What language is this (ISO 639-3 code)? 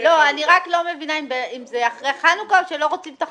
heb